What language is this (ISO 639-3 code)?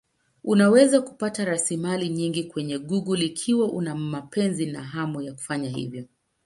swa